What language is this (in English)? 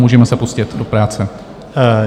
Czech